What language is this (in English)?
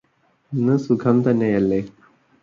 Malayalam